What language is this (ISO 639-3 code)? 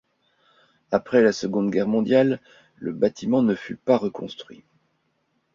fra